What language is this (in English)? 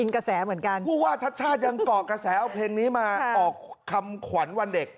Thai